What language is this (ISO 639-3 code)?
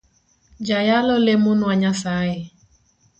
luo